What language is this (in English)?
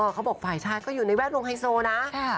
Thai